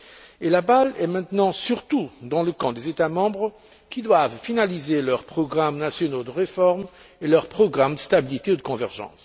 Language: French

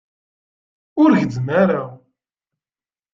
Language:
Kabyle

